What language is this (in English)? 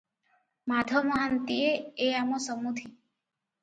Odia